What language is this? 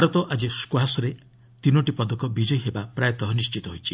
Odia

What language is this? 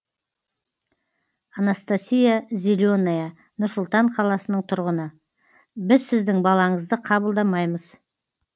Kazakh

